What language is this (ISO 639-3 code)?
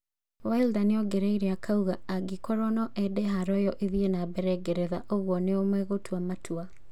kik